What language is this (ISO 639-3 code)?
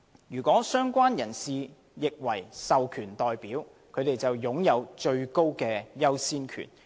yue